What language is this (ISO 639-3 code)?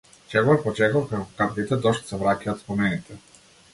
mkd